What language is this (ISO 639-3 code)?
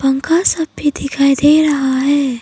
hin